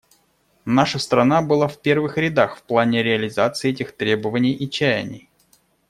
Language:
Russian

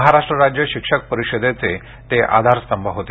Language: Marathi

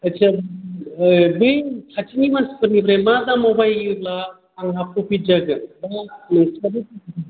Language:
Bodo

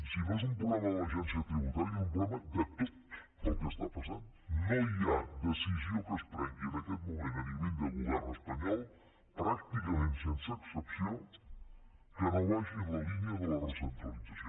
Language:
Catalan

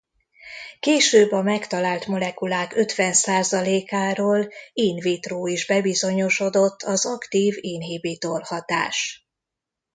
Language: Hungarian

